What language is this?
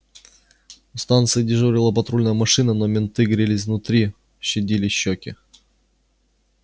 Russian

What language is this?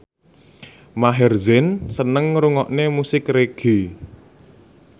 Javanese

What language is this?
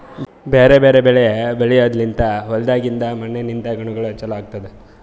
Kannada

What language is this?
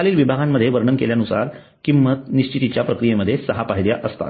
Marathi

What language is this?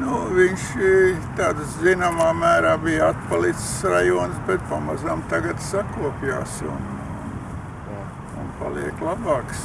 Russian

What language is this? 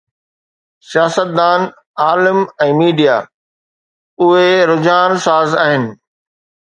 Sindhi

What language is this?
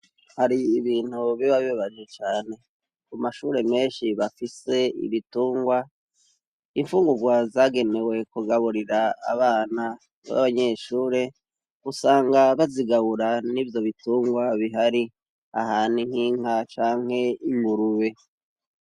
Rundi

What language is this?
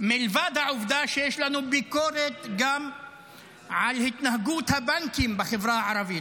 Hebrew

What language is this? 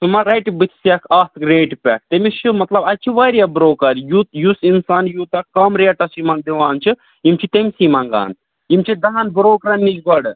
Kashmiri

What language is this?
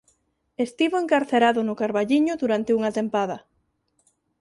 Galician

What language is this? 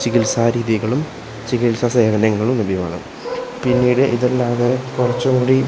Malayalam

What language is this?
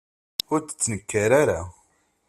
Kabyle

